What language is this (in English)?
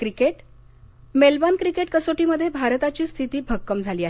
Marathi